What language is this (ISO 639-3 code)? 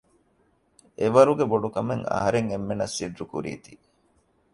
div